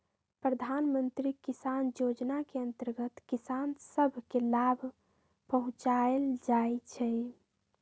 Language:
Magahi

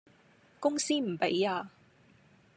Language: Cantonese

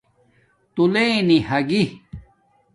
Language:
Domaaki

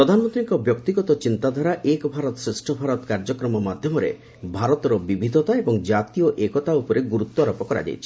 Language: Odia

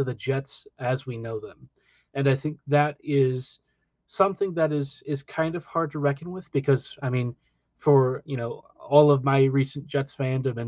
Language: English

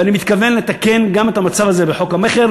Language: Hebrew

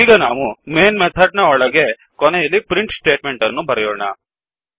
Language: Kannada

